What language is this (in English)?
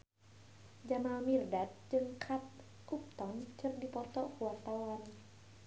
Sundanese